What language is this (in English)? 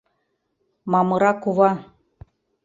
Mari